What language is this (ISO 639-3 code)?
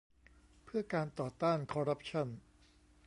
tha